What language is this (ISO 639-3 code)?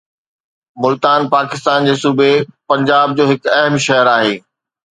snd